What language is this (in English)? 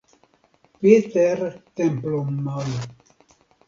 Hungarian